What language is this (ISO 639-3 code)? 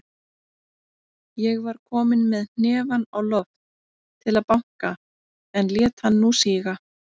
isl